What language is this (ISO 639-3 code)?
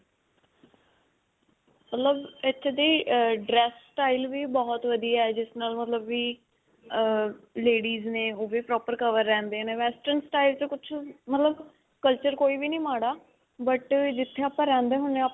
pan